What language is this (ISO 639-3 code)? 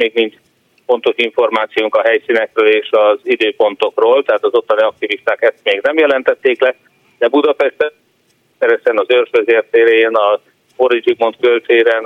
hun